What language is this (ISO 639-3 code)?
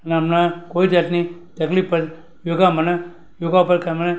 guj